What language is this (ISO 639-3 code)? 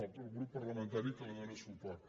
cat